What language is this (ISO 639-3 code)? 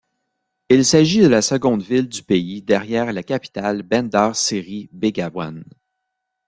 fra